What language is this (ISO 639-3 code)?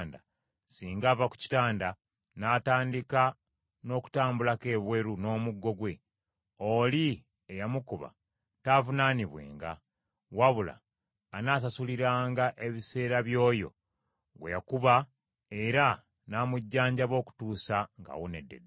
lug